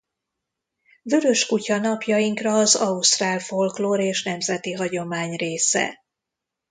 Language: Hungarian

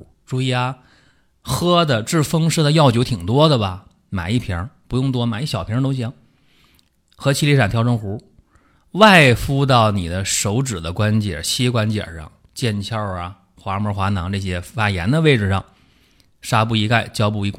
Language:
Chinese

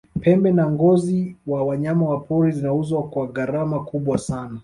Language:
Swahili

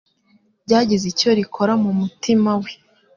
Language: Kinyarwanda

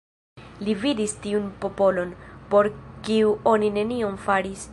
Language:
Esperanto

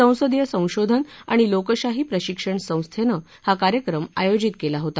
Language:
Marathi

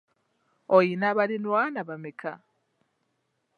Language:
Ganda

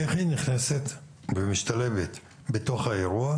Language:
Hebrew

